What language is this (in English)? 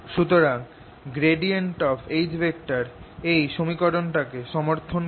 Bangla